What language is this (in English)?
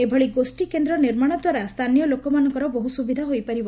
Odia